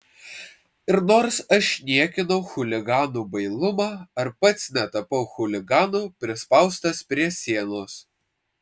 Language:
Lithuanian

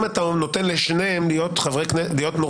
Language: Hebrew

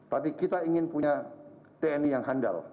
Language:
Indonesian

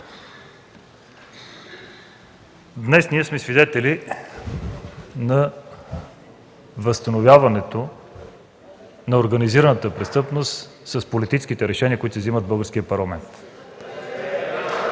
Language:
Bulgarian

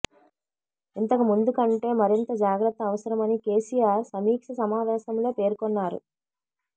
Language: Telugu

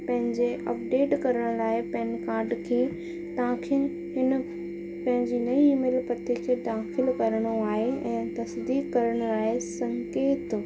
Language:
Sindhi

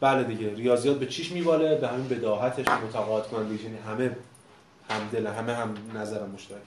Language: Persian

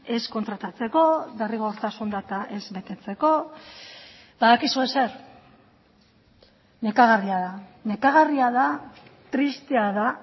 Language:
Basque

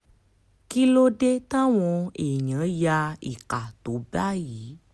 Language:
Yoruba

